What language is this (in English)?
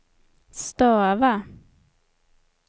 Swedish